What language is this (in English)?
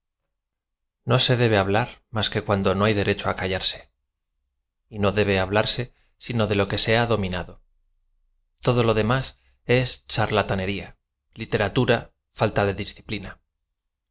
Spanish